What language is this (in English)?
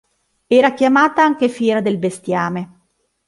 Italian